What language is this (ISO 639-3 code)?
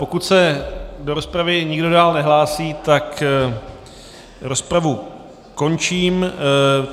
ces